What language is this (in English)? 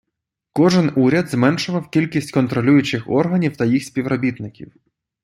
Ukrainian